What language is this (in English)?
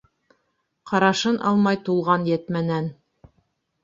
Bashkir